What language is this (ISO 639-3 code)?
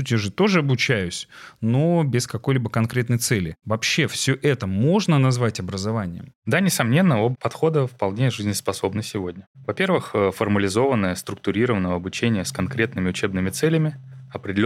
rus